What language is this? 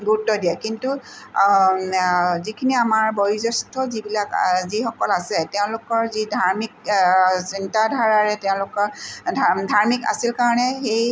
Assamese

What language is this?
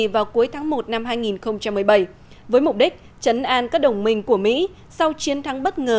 Vietnamese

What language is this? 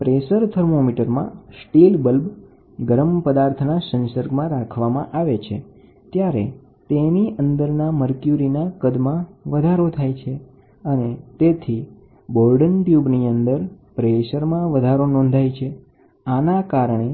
Gujarati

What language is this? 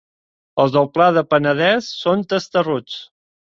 Catalan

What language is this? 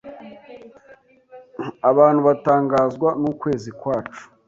Kinyarwanda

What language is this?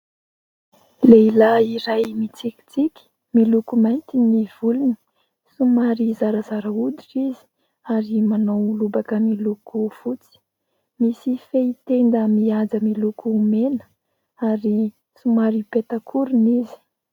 Malagasy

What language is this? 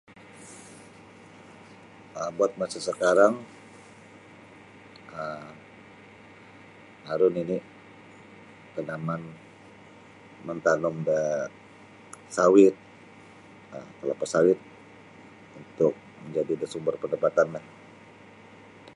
Sabah Bisaya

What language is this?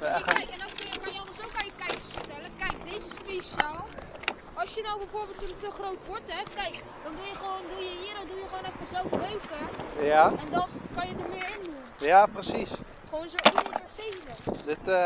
Dutch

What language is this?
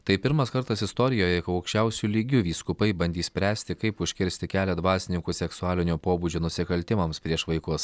Lithuanian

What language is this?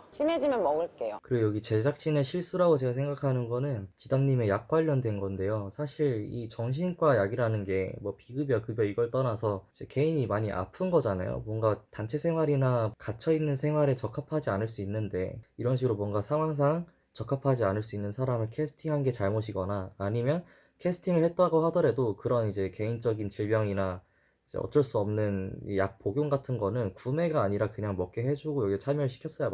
Korean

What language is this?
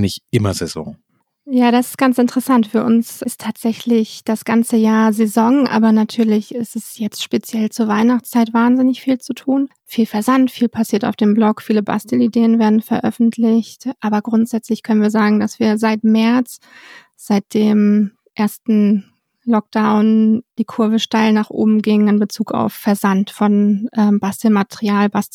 German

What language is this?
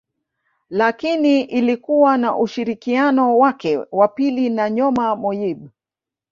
Swahili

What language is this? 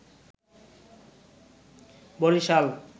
Bangla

